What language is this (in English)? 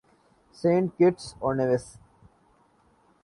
Urdu